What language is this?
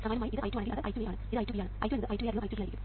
Malayalam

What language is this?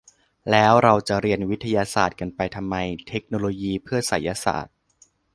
Thai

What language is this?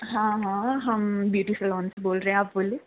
Dogri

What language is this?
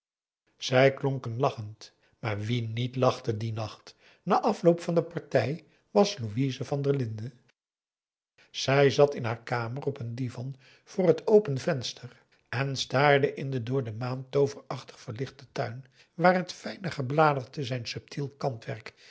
Dutch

